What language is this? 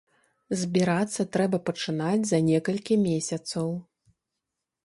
Belarusian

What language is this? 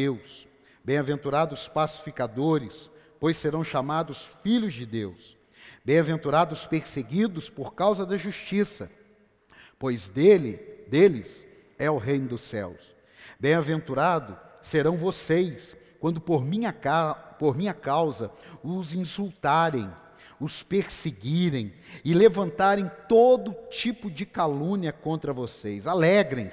Portuguese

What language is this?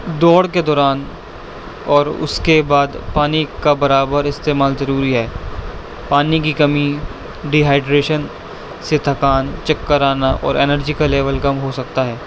Urdu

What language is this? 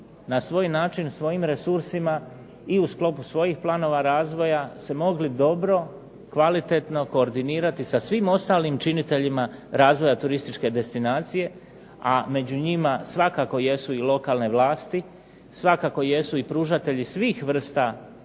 Croatian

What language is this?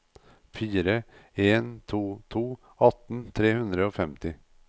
Norwegian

